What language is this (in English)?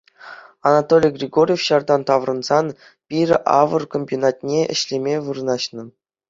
Chuvash